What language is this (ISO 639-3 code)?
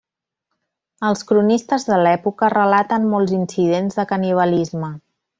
cat